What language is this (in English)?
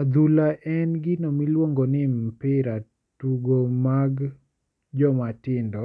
Luo (Kenya and Tanzania)